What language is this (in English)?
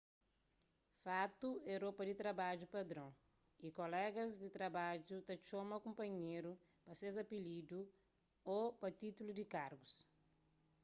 Kabuverdianu